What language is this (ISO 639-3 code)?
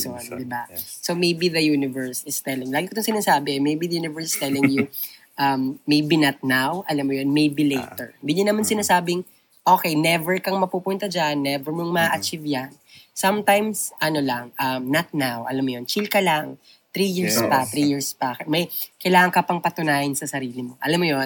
fil